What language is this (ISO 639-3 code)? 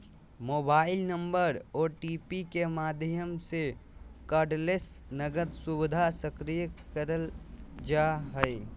mag